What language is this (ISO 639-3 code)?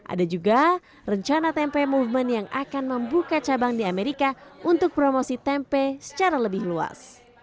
ind